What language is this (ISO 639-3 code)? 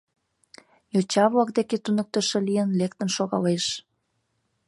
chm